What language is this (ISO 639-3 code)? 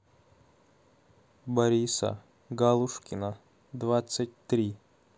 rus